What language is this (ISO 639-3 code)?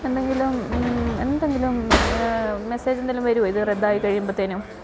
mal